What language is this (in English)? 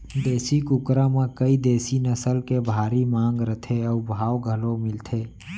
Chhattisgarhi